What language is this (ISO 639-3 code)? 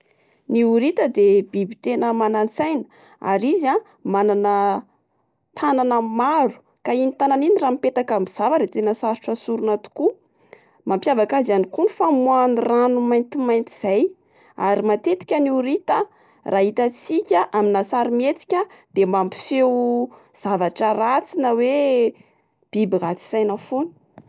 mlg